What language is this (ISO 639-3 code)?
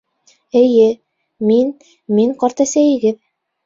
bak